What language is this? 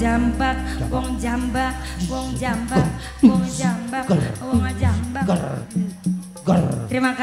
Vietnamese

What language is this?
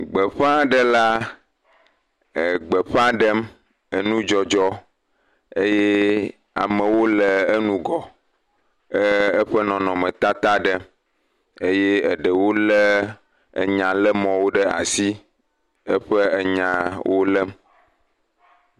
Ewe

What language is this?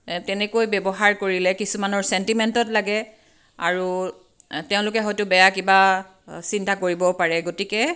Assamese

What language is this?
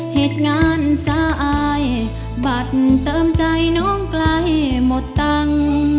Thai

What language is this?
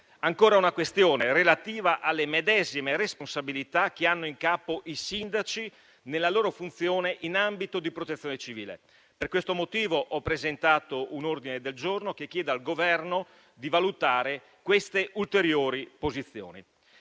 Italian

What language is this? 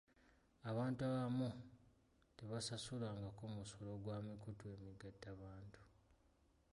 Ganda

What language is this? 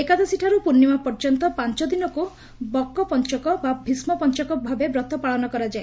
Odia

